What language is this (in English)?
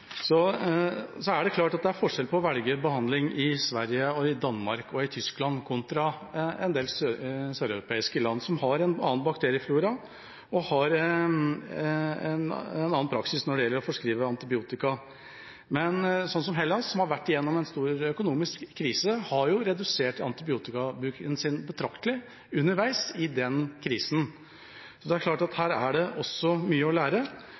Norwegian Bokmål